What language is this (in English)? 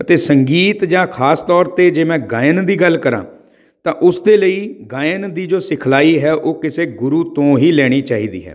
Punjabi